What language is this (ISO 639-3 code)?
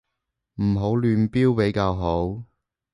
yue